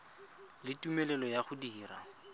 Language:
Tswana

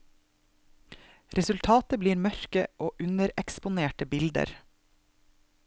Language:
Norwegian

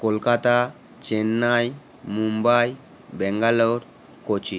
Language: Bangla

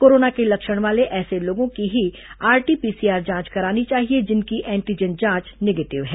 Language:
Hindi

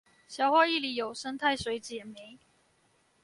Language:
Chinese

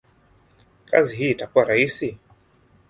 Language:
Swahili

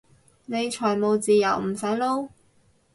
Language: Cantonese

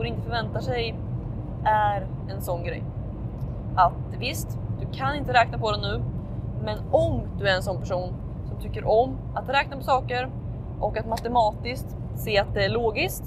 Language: Swedish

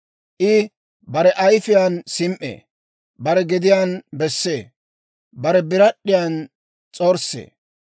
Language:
Dawro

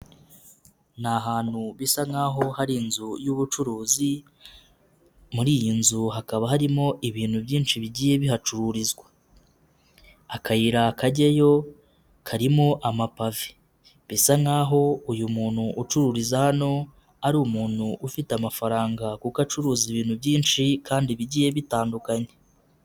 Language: Kinyarwanda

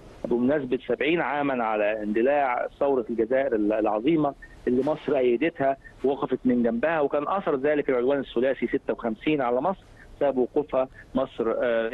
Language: Arabic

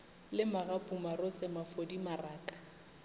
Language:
Northern Sotho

